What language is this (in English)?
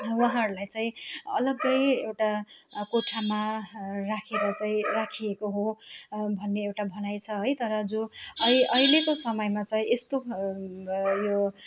Nepali